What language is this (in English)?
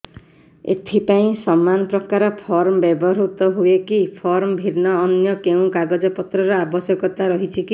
Odia